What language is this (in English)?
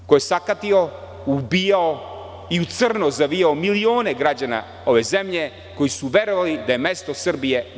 Serbian